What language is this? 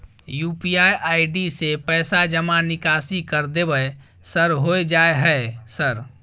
Maithili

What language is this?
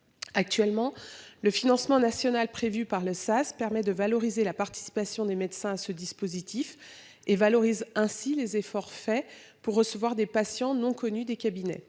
French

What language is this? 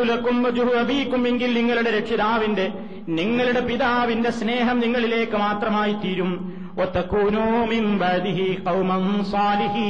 Malayalam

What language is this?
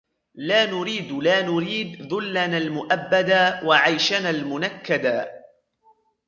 Arabic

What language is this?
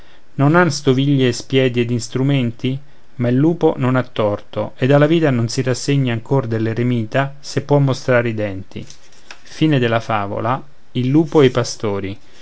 Italian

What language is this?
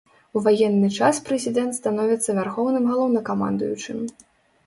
Belarusian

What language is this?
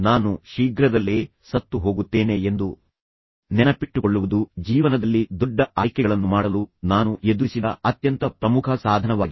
Kannada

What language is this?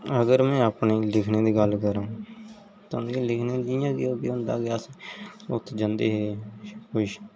Dogri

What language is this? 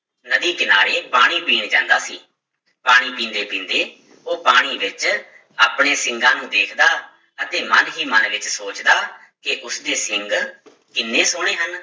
Punjabi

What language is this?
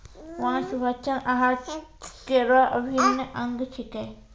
Maithili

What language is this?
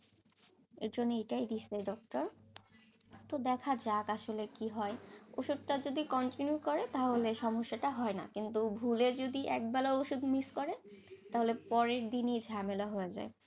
Bangla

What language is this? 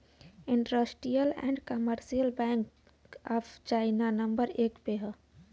Bhojpuri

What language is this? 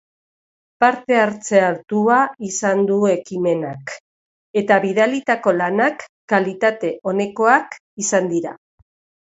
Basque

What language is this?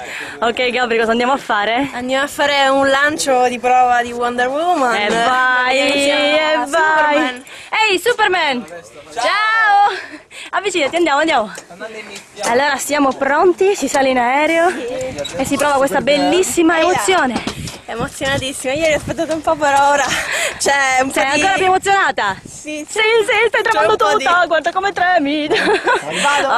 Italian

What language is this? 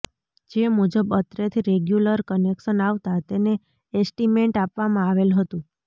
Gujarati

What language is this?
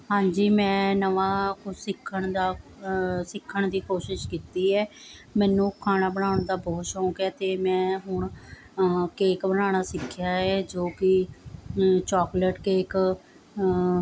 Punjabi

